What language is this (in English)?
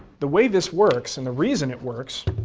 English